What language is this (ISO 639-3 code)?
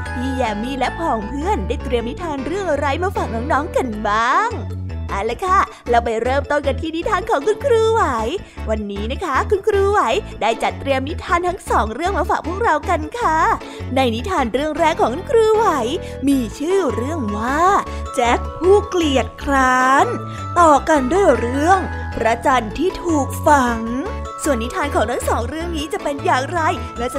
tha